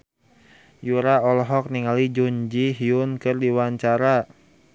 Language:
Sundanese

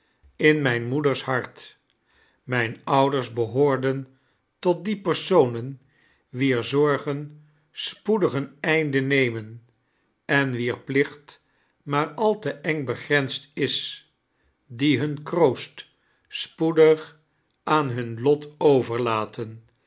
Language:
Dutch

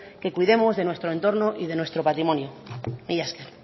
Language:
Spanish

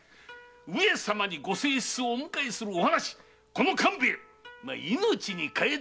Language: Japanese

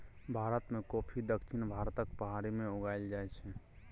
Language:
Maithili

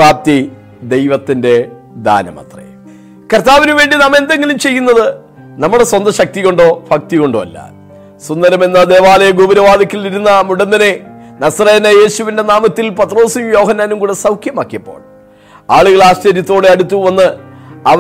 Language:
Malayalam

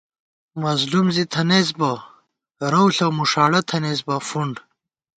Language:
Gawar-Bati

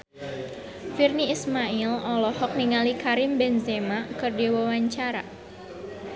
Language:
Sundanese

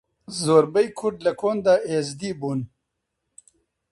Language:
Central Kurdish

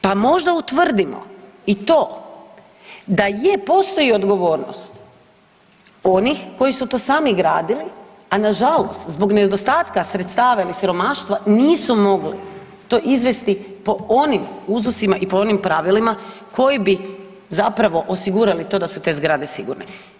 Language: Croatian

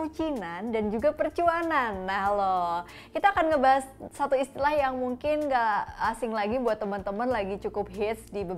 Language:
Indonesian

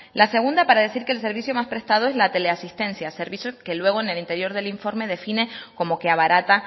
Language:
Spanish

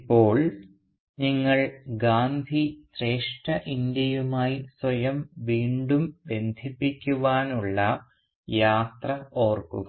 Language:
Malayalam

